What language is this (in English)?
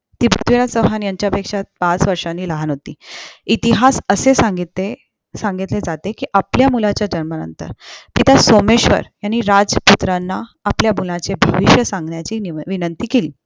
Marathi